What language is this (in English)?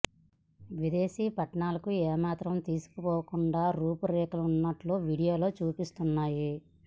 Telugu